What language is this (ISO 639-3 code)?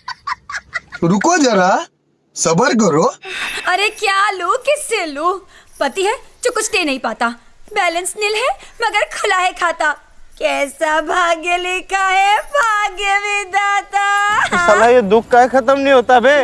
hin